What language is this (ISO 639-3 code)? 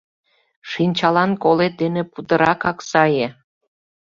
chm